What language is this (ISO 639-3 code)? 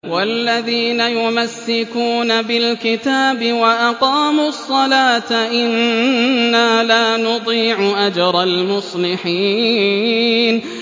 ara